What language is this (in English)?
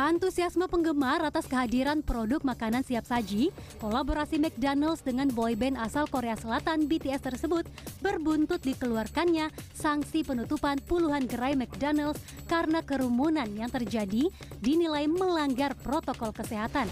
Indonesian